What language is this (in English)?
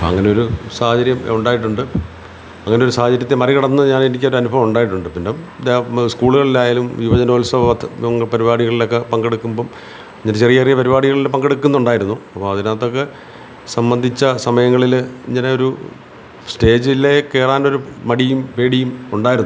Malayalam